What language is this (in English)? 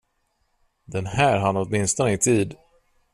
Swedish